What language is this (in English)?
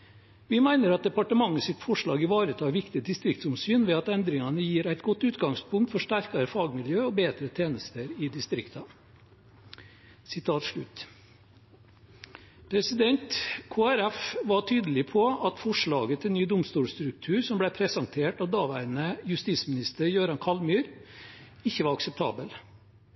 Norwegian Nynorsk